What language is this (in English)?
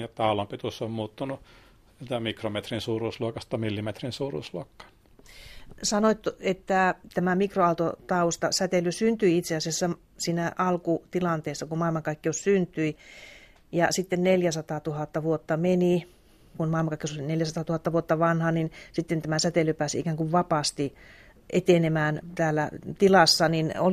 Finnish